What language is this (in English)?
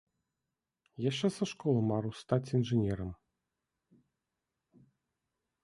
Belarusian